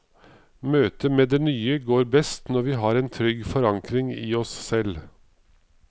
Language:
Norwegian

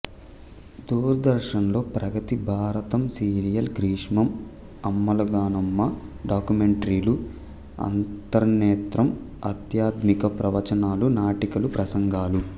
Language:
Telugu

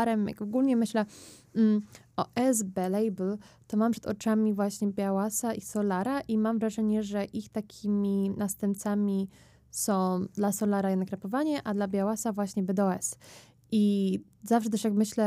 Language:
Polish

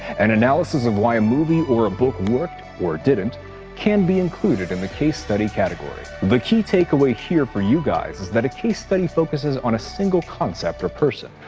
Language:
English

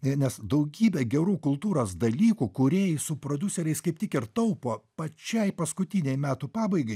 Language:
Lithuanian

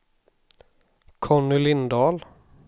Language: Swedish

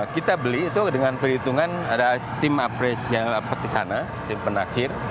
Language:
Indonesian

